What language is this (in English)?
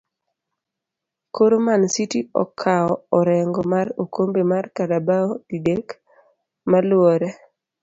Luo (Kenya and Tanzania)